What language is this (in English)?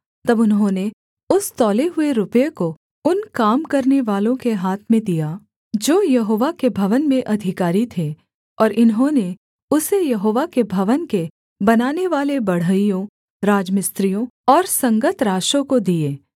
Hindi